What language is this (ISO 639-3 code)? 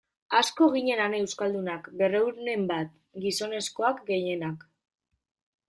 eus